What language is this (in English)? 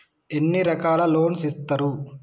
Telugu